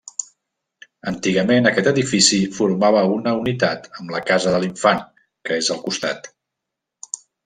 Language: Catalan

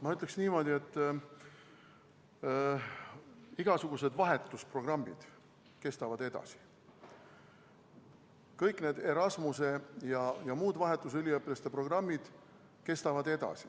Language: Estonian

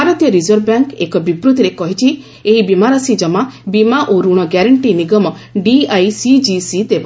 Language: Odia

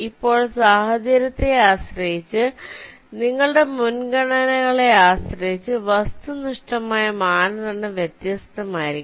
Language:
Malayalam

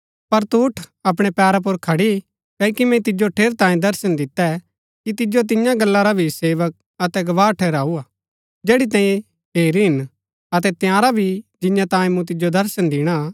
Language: Gaddi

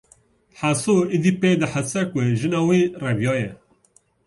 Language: Kurdish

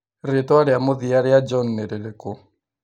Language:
Kikuyu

